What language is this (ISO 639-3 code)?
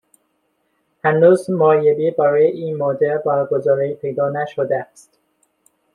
fas